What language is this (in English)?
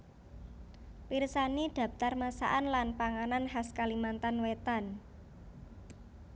Javanese